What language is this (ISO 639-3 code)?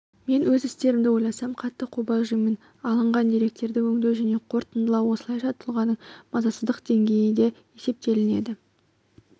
kaz